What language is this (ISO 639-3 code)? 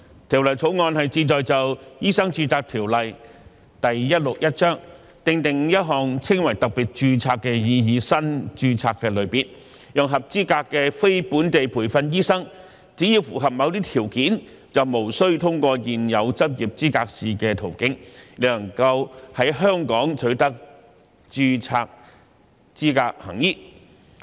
yue